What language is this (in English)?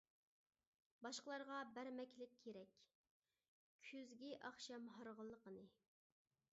Uyghur